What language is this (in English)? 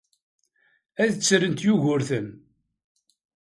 Kabyle